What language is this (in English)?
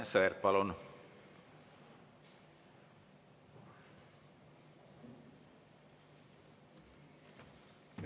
Estonian